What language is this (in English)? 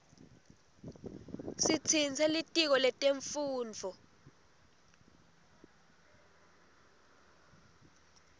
Swati